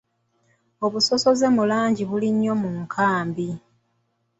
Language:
Ganda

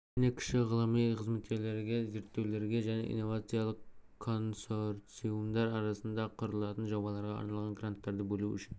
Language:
Kazakh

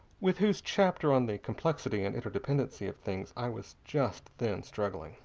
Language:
English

